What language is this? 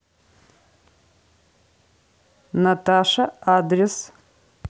Russian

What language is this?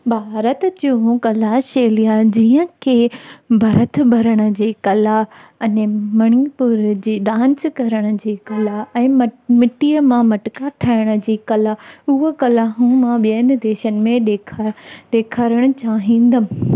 Sindhi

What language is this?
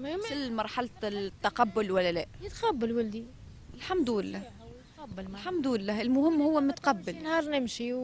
Arabic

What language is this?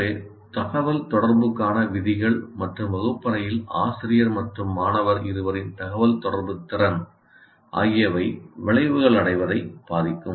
Tamil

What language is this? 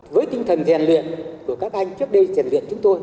Vietnamese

